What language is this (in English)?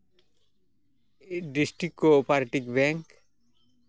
Santali